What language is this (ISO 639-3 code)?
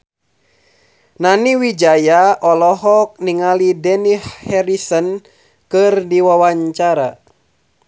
sun